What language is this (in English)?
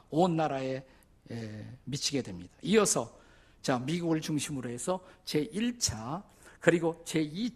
Korean